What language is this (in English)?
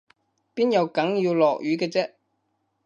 Cantonese